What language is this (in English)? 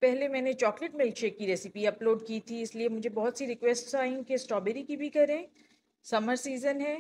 Hindi